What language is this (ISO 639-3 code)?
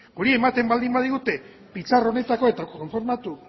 eus